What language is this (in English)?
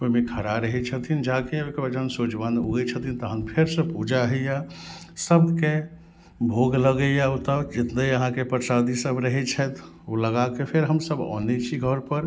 Maithili